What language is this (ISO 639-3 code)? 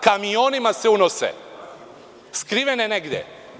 srp